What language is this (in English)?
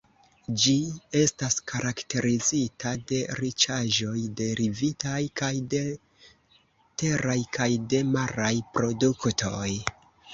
Esperanto